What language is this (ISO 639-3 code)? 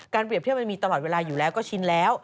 tha